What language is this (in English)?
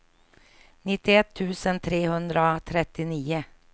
Swedish